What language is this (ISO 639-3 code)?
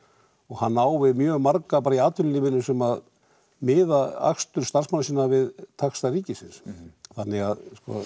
isl